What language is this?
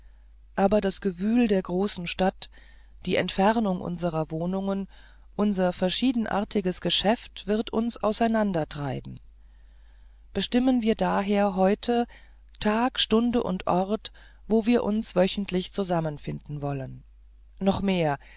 German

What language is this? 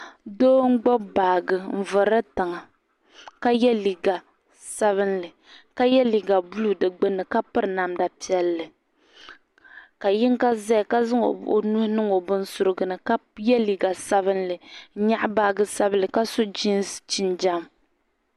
Dagbani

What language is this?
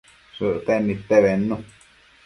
Matsés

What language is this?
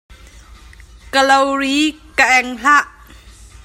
Hakha Chin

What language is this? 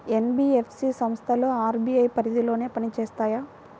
Telugu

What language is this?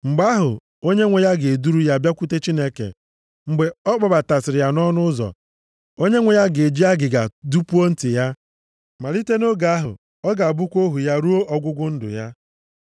Igbo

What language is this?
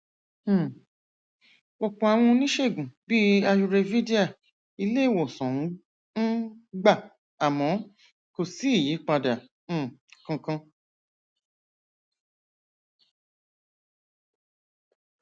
Yoruba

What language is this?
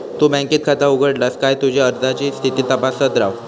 Marathi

